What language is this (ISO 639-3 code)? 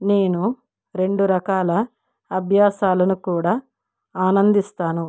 tel